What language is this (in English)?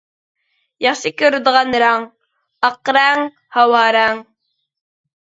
Uyghur